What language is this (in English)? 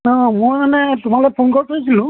Assamese